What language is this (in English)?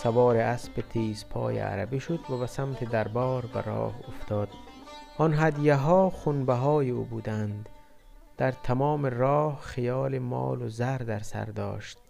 Persian